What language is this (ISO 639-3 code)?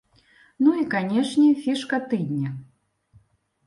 bel